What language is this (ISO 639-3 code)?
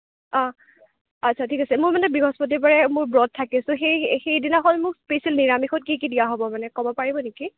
asm